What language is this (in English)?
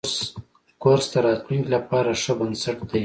Pashto